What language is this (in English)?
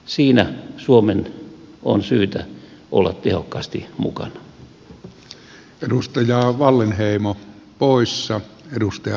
Finnish